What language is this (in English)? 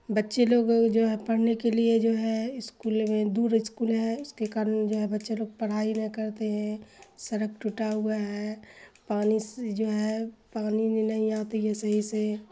Urdu